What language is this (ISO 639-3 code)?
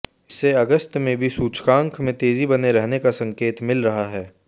hin